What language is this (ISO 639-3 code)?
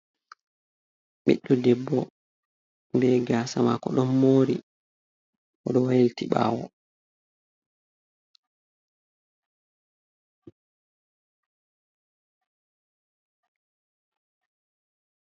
ful